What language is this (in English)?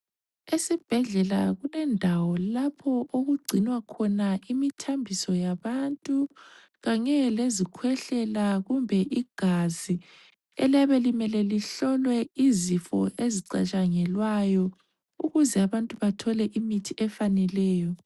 North Ndebele